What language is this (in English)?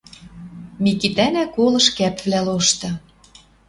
Western Mari